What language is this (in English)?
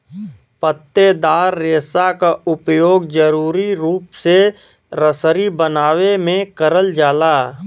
Bhojpuri